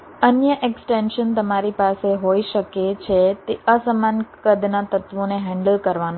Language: Gujarati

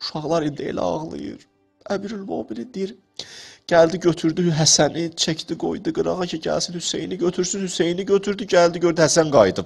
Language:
Turkish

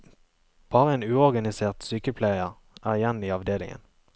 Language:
Norwegian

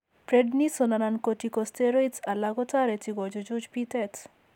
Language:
Kalenjin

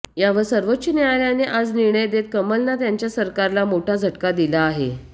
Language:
Marathi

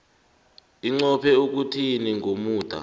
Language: South Ndebele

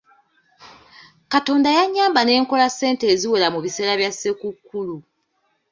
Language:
Ganda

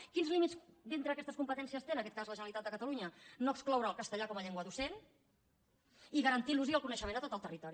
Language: Catalan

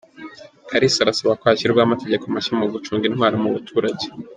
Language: Kinyarwanda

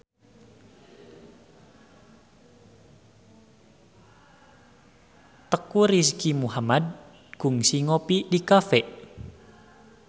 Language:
Sundanese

